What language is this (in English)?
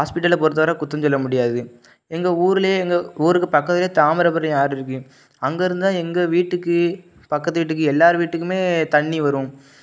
Tamil